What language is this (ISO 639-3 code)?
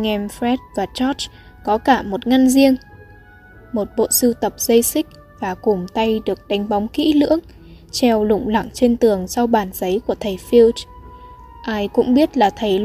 vie